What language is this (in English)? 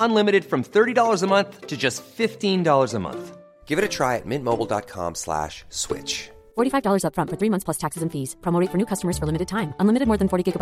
Filipino